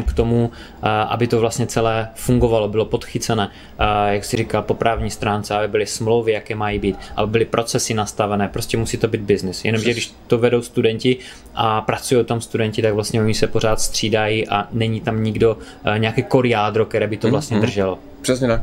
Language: Czech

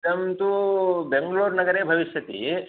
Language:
Sanskrit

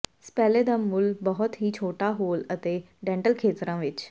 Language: Punjabi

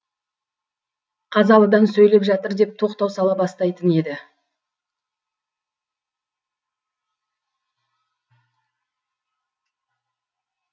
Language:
Kazakh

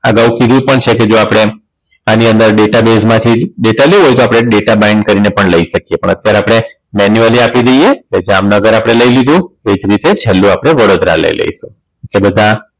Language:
Gujarati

